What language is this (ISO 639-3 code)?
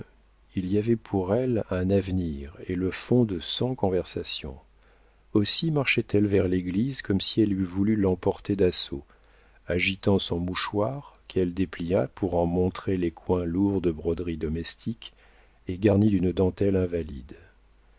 fra